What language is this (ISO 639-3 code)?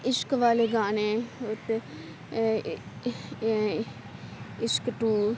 urd